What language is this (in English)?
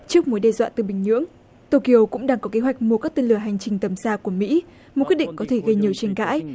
Vietnamese